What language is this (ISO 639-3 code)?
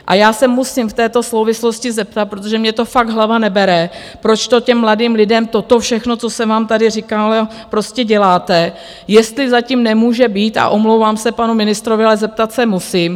ces